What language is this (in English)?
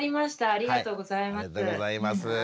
Japanese